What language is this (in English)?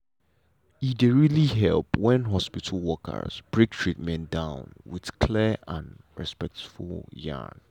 Nigerian Pidgin